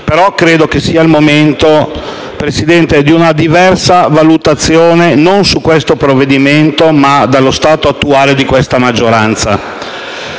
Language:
Italian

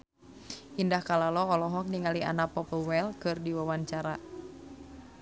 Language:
Sundanese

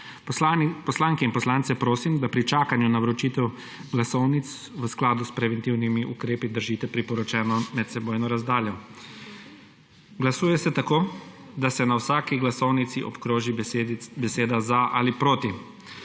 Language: Slovenian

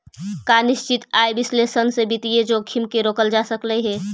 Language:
Magahi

